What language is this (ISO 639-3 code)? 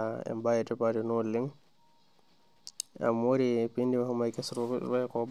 mas